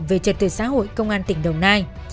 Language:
Vietnamese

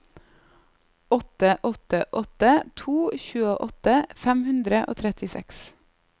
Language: Norwegian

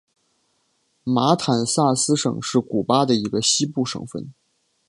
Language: Chinese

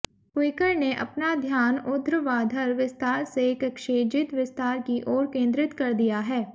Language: Hindi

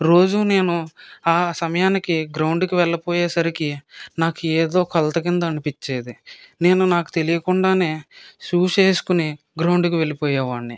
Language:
Telugu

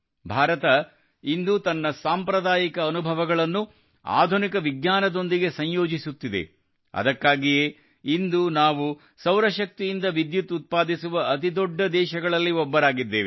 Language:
Kannada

